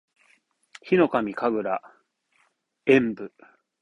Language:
Japanese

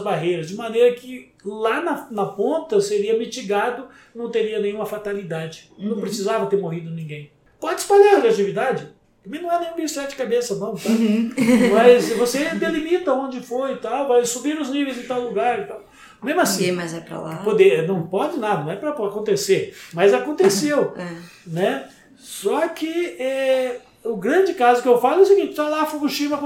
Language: Portuguese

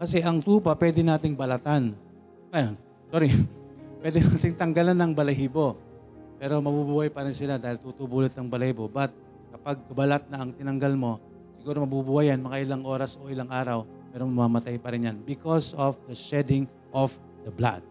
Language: Filipino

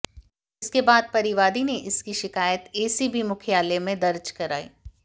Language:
Hindi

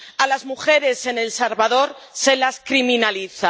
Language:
Spanish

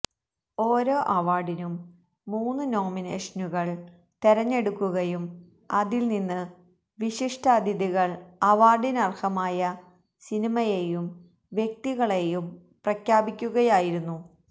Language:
Malayalam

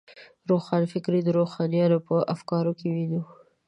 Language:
Pashto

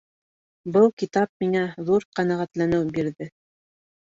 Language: Bashkir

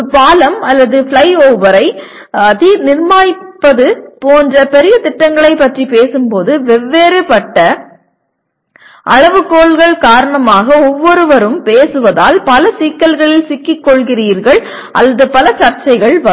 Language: Tamil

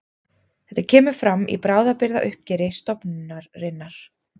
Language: Icelandic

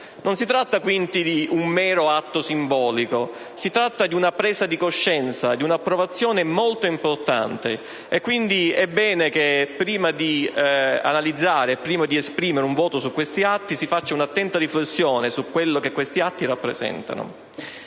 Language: Italian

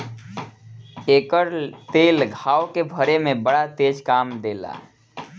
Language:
Bhojpuri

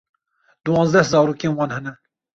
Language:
Kurdish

